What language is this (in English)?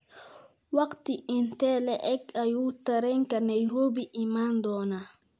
Somali